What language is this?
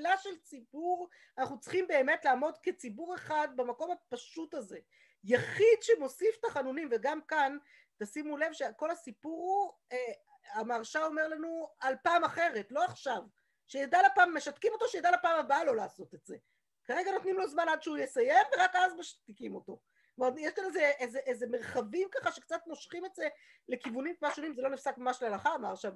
Hebrew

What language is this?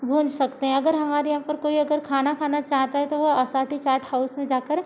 Hindi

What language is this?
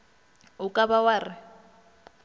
Northern Sotho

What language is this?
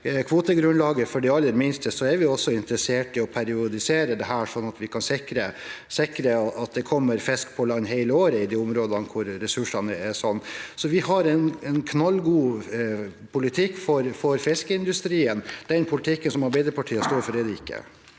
Norwegian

